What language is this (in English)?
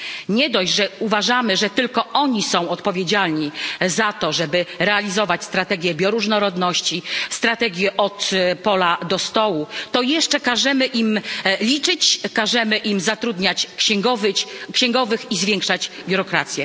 Polish